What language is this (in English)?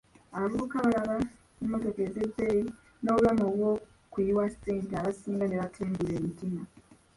Ganda